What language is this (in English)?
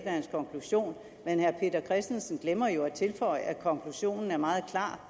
Danish